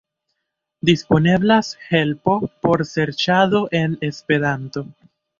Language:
Esperanto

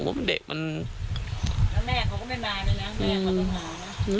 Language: Thai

